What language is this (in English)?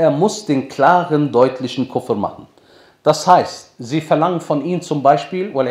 German